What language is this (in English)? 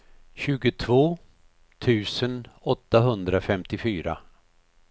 Swedish